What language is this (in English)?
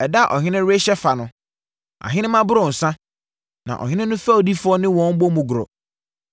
Akan